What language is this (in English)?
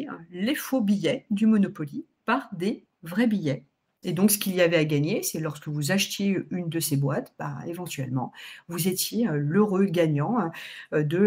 French